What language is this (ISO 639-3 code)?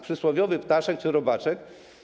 pol